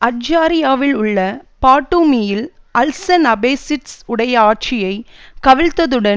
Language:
Tamil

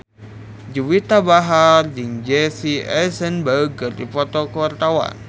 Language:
Sundanese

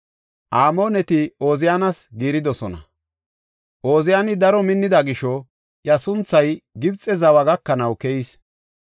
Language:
Gofa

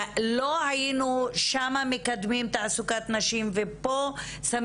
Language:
Hebrew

